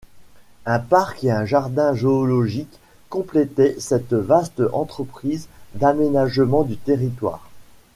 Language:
French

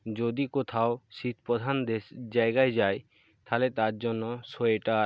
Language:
Bangla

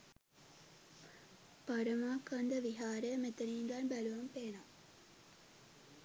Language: Sinhala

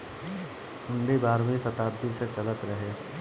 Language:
Bhojpuri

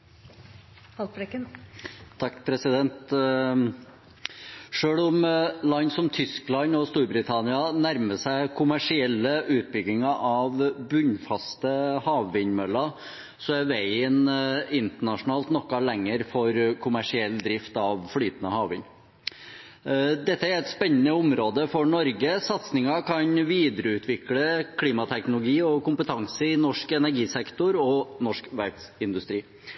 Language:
Norwegian Bokmål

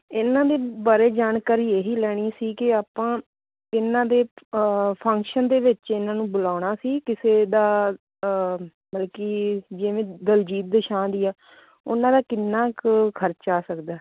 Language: Punjabi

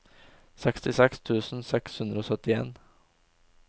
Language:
Norwegian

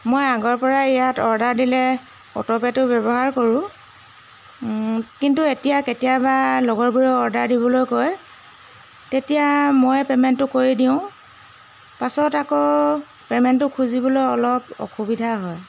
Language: Assamese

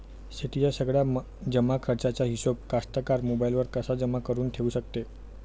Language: Marathi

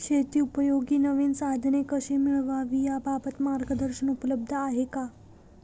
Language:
Marathi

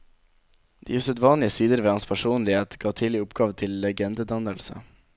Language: Norwegian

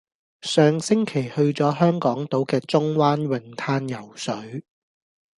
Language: Cantonese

